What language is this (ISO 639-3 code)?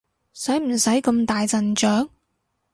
yue